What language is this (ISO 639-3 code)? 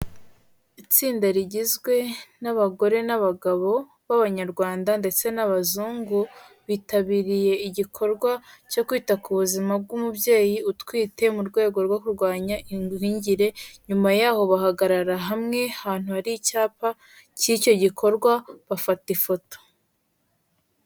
kin